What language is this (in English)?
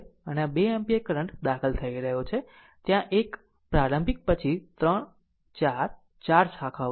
Gujarati